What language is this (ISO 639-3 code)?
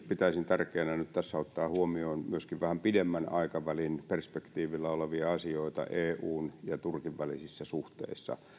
fin